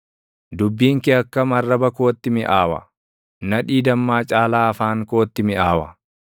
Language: Oromo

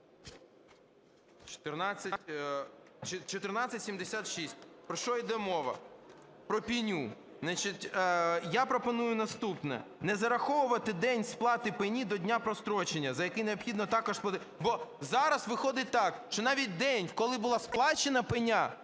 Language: Ukrainian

